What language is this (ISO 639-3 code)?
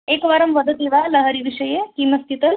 san